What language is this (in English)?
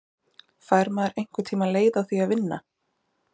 Icelandic